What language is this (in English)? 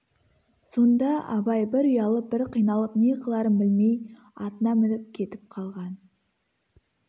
Kazakh